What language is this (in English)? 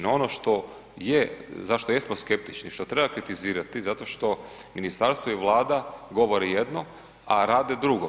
Croatian